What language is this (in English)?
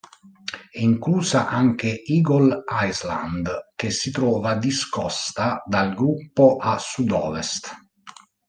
Italian